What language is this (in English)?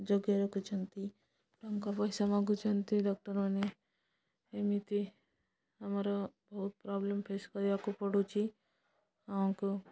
Odia